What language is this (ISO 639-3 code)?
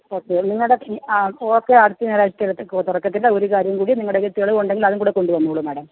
mal